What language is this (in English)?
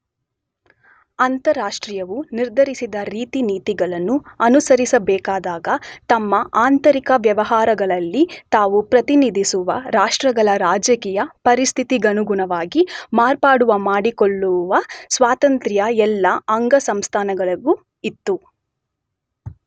Kannada